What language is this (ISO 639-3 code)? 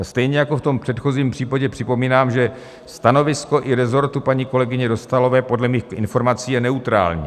ces